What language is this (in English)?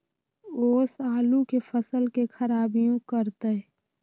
Magahi